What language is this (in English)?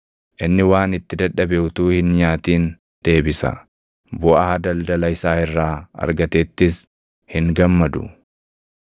Oromo